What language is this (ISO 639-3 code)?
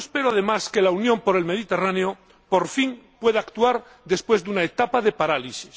spa